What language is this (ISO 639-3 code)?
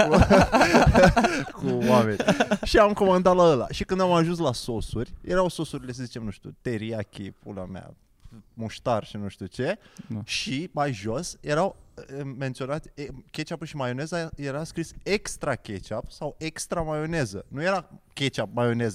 ron